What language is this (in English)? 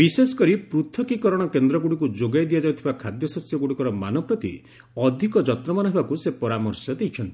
Odia